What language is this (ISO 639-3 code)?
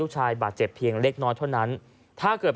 tha